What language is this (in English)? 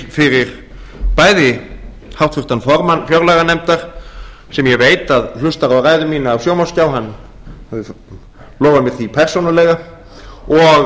Icelandic